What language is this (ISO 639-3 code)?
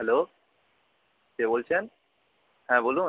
ben